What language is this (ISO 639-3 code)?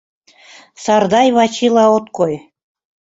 chm